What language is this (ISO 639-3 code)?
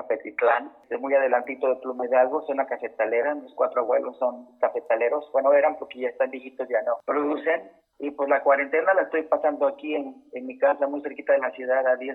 spa